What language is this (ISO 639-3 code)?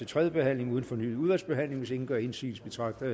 dan